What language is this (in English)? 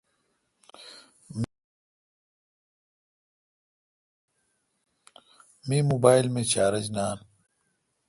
Kalkoti